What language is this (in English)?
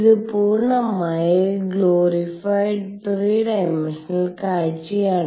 Malayalam